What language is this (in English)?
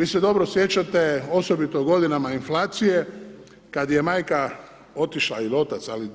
Croatian